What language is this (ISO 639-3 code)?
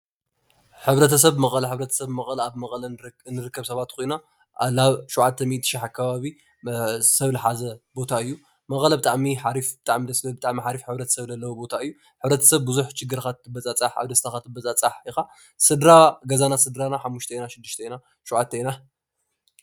tir